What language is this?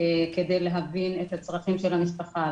Hebrew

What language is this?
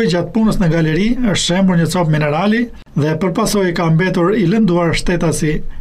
Italian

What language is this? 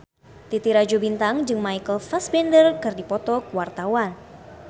Sundanese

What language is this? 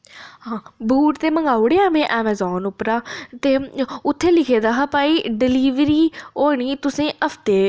Dogri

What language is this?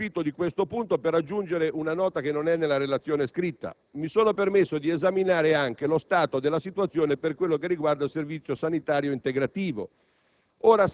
Italian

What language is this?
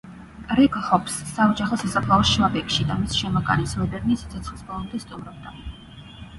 Georgian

